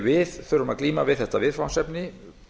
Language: Icelandic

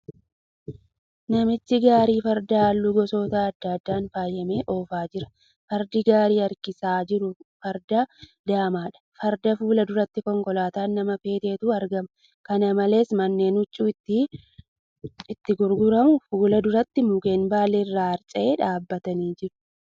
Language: Oromo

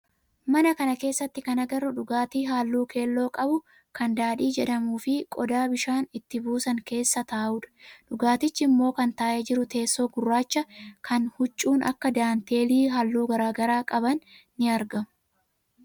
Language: Oromo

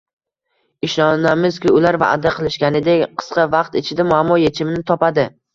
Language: Uzbek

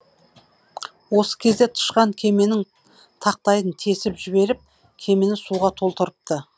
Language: Kazakh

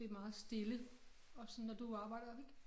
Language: Danish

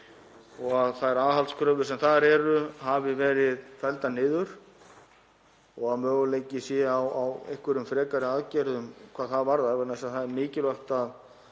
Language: Icelandic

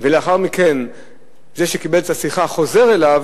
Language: Hebrew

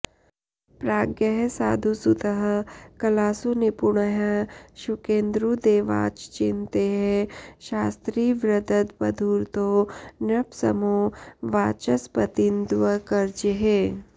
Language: Sanskrit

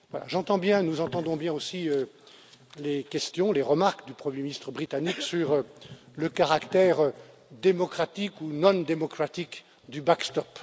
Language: French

